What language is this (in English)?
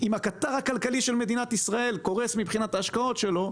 Hebrew